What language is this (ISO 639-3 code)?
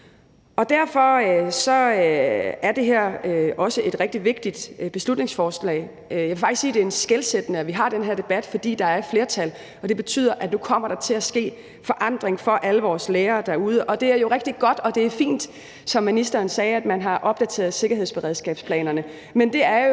dan